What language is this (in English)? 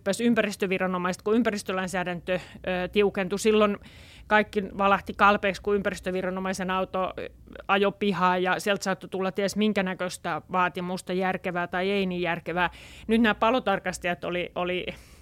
Finnish